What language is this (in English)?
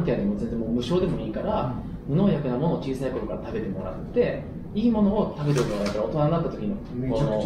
Japanese